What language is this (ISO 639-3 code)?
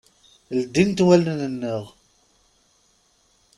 kab